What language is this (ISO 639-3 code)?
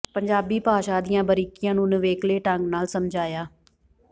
pan